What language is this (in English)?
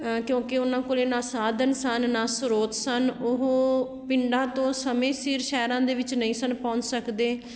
Punjabi